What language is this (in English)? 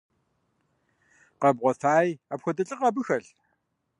Kabardian